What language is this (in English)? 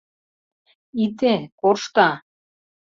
Mari